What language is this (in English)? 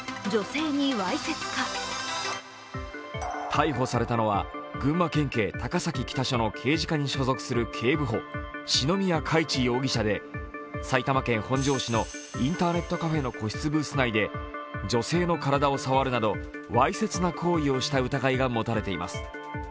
Japanese